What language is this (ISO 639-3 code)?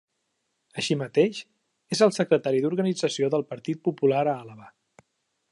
cat